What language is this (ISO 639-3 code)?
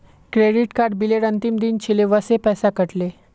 mag